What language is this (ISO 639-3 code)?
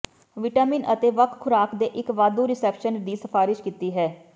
pan